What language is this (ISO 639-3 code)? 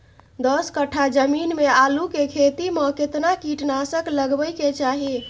mai